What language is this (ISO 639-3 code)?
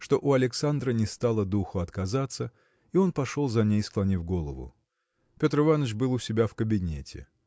rus